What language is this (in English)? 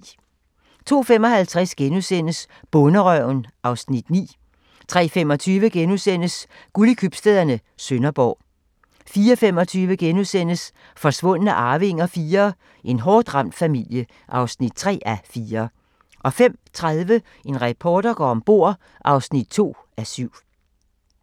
Danish